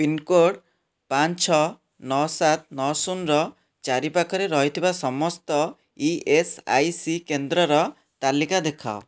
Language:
Odia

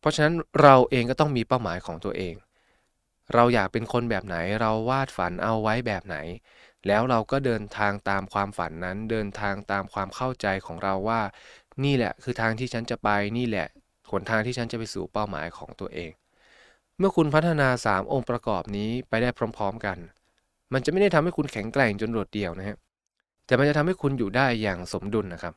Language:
Thai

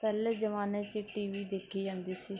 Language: Punjabi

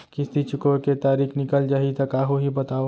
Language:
Chhattisgarhi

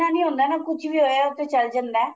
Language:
Punjabi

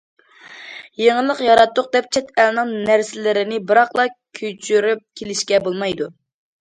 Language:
Uyghur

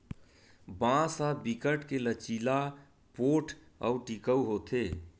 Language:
Chhattisgarhi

